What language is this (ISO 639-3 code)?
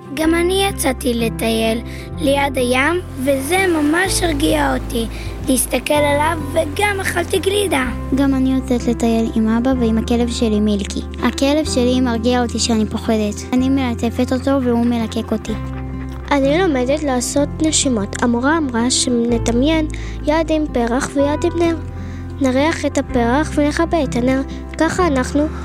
heb